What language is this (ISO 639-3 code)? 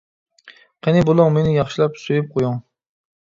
uig